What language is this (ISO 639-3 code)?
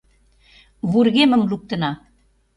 chm